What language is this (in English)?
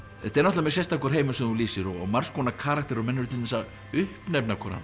Icelandic